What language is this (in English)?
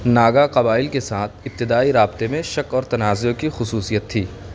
Urdu